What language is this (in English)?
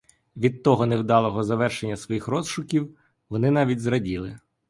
Ukrainian